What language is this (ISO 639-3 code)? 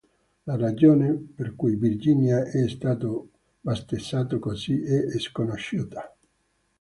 ita